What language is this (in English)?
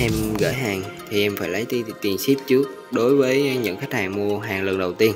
Vietnamese